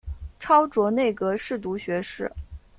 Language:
Chinese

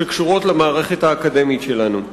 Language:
Hebrew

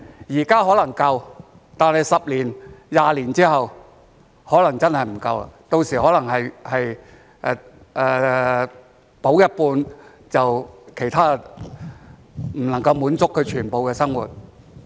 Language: Cantonese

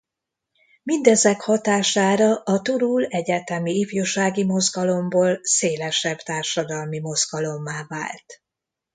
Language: Hungarian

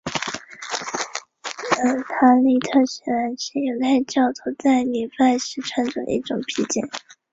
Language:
Chinese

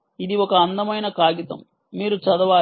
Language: Telugu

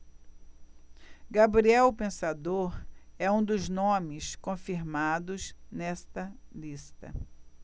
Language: Portuguese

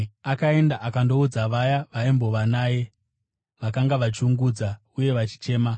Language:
Shona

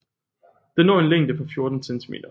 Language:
Danish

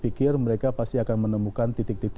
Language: Indonesian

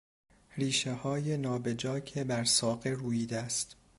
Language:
Persian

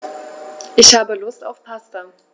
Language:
German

